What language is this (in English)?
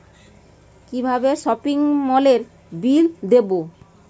Bangla